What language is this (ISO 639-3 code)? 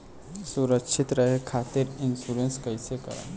bho